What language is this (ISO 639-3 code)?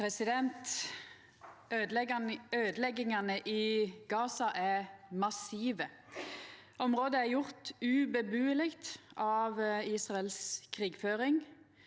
nor